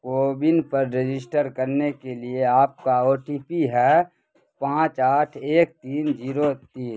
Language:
Urdu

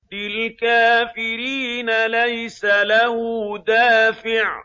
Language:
Arabic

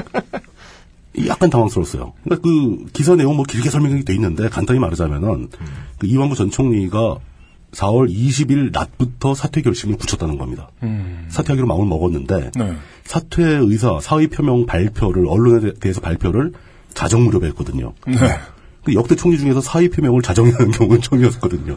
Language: Korean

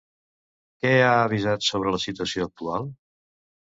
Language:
Catalan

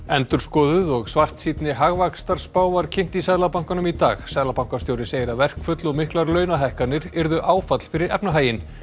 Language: Icelandic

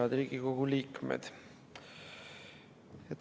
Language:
Estonian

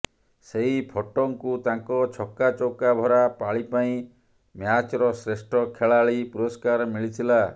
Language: Odia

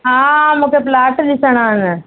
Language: Sindhi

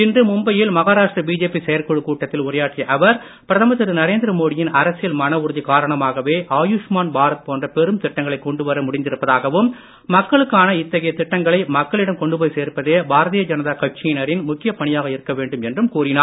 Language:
Tamil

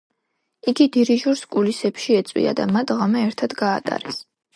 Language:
Georgian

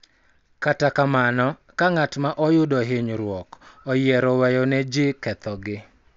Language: Luo (Kenya and Tanzania)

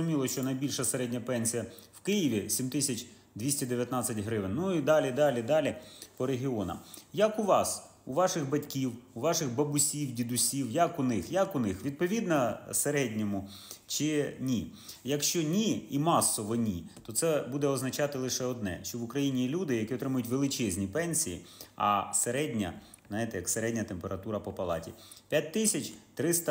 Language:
Ukrainian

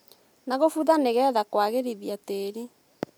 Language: Kikuyu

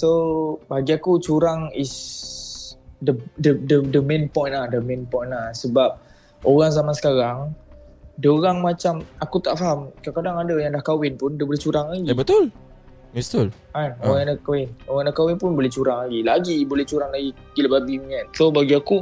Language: Malay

